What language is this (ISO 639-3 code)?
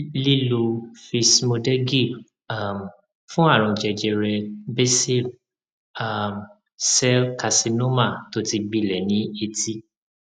yor